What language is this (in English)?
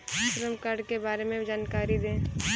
Hindi